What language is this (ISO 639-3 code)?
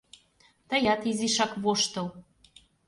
chm